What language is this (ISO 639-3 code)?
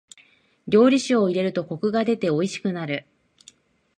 jpn